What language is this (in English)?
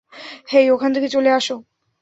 Bangla